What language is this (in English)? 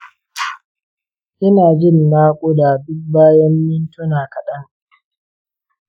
Hausa